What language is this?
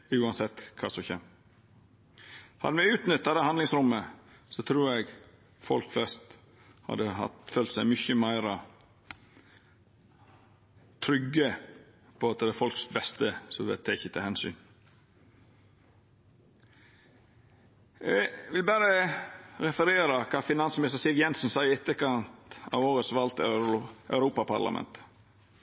Norwegian Nynorsk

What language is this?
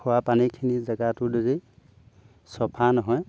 Assamese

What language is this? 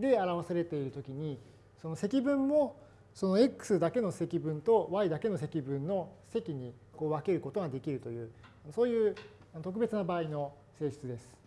Japanese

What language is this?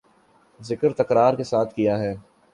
Urdu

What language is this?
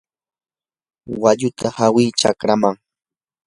Yanahuanca Pasco Quechua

